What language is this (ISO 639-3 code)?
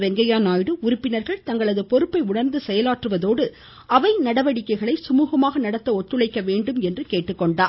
tam